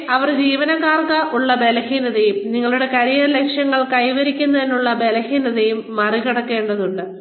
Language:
Malayalam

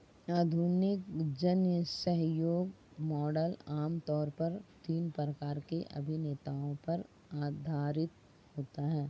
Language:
Hindi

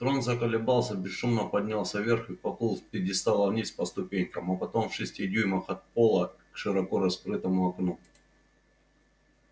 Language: Russian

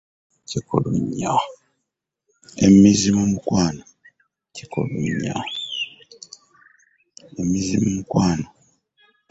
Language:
Ganda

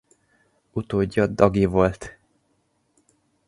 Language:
Hungarian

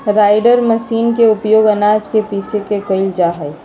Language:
Magahi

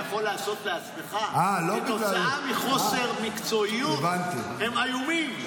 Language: Hebrew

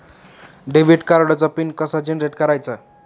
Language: Marathi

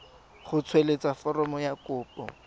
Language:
Tswana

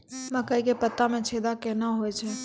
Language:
Maithili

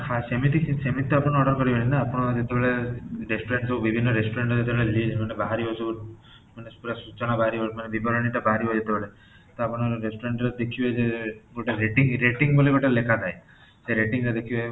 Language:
Odia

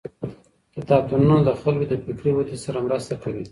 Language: Pashto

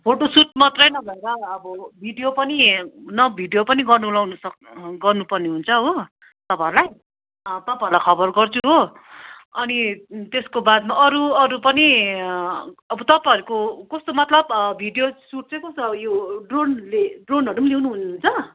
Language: Nepali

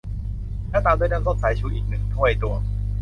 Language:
Thai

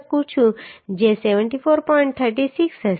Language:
Gujarati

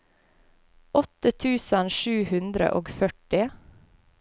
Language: Norwegian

